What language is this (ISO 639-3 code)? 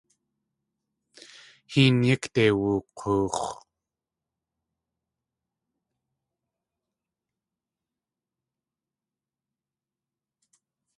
tli